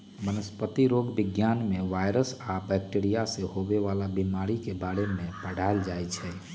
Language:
Magahi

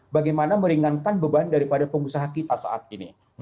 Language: Indonesian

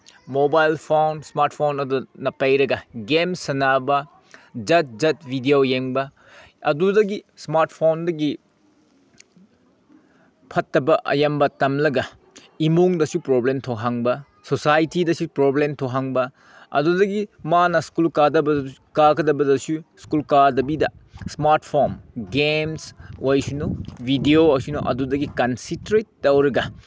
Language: Manipuri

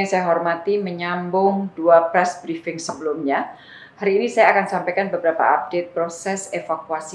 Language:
Indonesian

